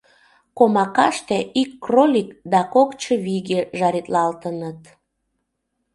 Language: Mari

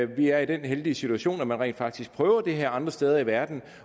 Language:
Danish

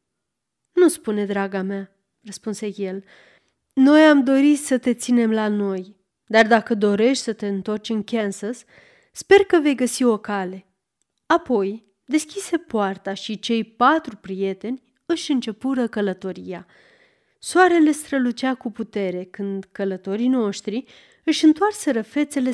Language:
Romanian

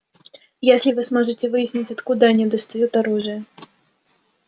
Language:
Russian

